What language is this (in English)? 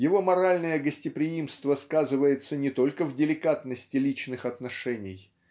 Russian